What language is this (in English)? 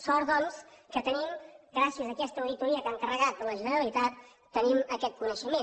Catalan